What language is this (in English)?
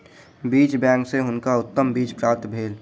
Maithili